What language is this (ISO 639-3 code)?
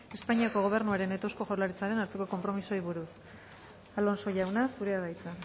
eus